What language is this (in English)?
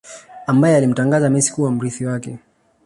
Swahili